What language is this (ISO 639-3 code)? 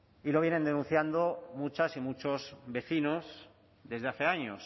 spa